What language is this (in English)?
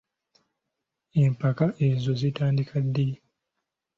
Ganda